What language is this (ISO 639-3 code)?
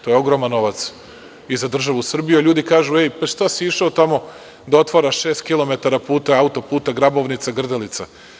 srp